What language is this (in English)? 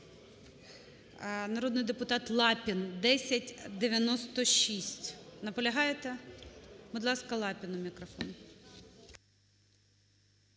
Ukrainian